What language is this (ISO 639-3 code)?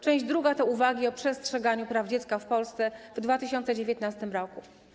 pol